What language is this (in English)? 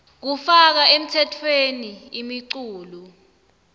Swati